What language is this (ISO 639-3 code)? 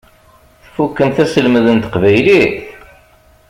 kab